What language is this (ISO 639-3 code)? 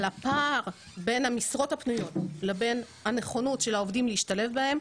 heb